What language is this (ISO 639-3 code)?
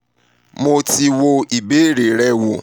yor